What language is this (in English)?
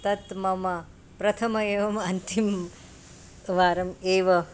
Sanskrit